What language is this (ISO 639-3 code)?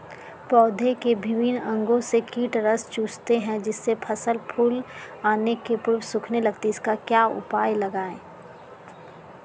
mag